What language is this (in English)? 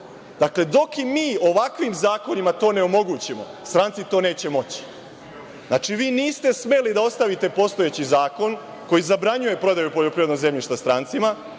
Serbian